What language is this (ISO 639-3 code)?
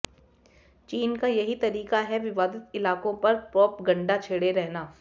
hin